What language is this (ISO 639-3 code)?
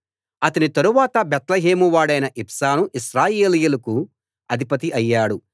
tel